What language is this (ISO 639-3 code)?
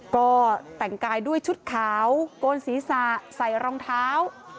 tha